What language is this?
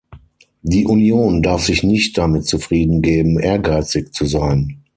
German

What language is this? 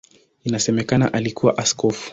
Swahili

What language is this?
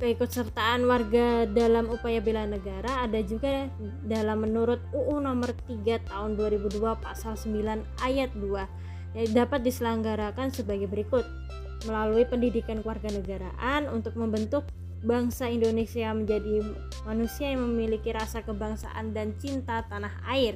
Indonesian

